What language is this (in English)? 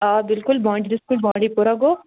Kashmiri